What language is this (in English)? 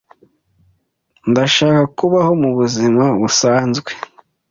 Kinyarwanda